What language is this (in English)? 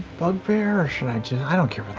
English